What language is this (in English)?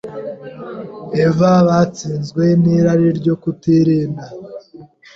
Kinyarwanda